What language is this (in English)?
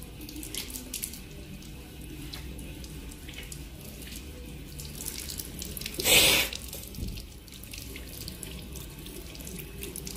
Russian